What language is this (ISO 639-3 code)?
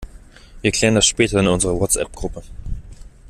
deu